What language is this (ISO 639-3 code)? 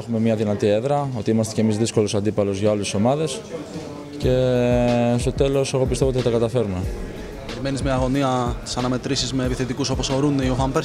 ell